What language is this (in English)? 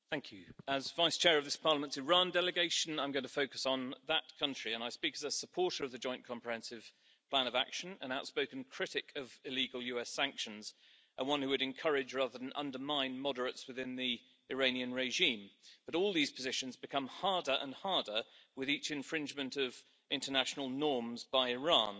English